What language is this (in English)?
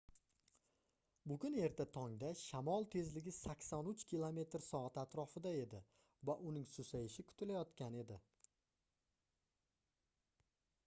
Uzbek